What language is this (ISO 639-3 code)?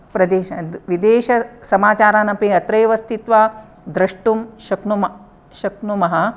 san